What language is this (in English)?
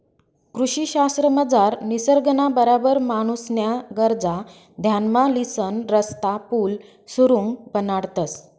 Marathi